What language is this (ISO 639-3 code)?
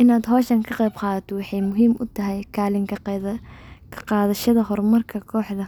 som